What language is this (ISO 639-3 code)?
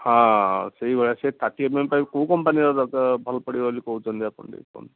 ori